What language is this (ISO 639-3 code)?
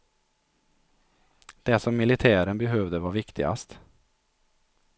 swe